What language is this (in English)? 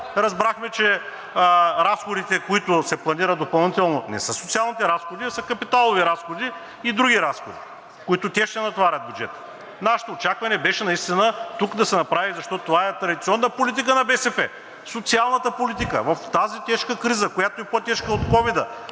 Bulgarian